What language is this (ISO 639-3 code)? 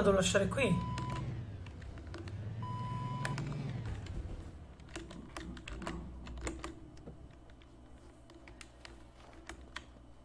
ita